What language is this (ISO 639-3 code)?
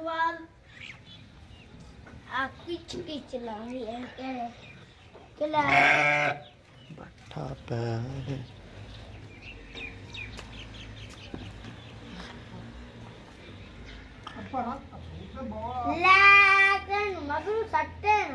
ara